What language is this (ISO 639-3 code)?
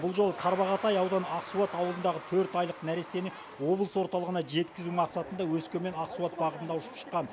kaz